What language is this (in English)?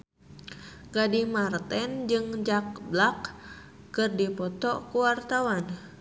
Sundanese